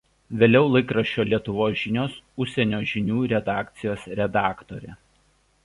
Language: Lithuanian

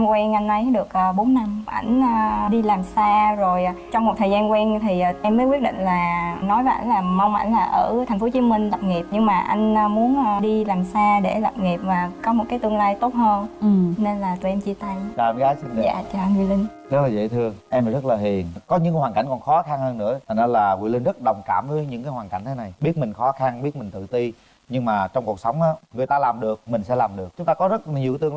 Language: Vietnamese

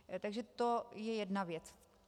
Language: Czech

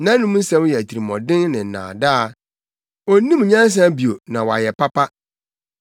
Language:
Akan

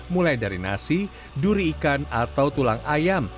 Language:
Indonesian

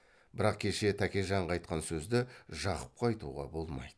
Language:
Kazakh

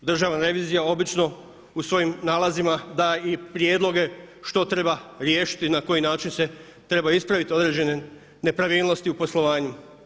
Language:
Croatian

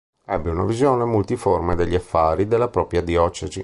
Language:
Italian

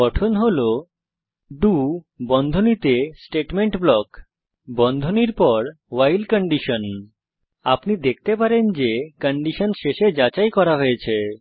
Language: Bangla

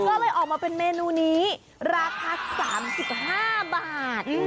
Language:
Thai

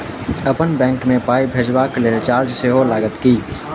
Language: Maithili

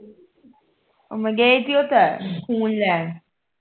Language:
Punjabi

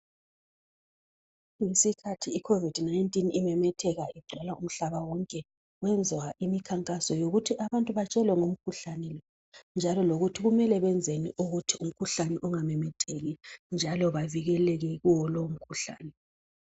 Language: North Ndebele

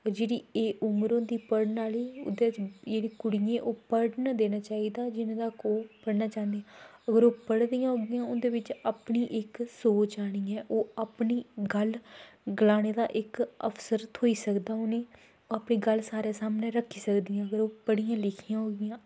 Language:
Dogri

